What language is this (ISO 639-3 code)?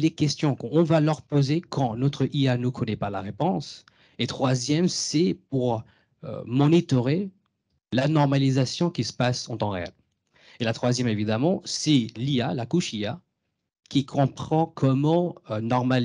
fra